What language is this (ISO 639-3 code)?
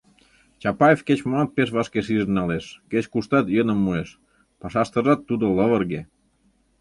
chm